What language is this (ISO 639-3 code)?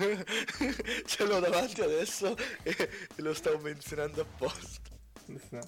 ita